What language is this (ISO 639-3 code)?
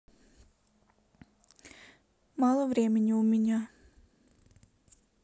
rus